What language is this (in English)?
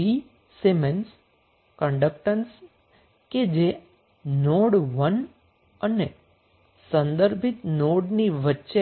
Gujarati